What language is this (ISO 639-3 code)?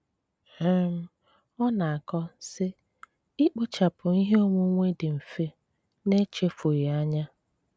ibo